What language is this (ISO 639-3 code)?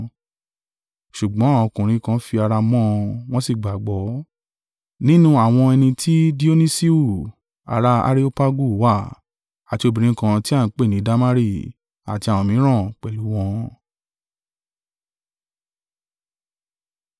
yor